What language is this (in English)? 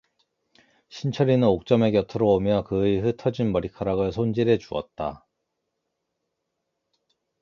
Korean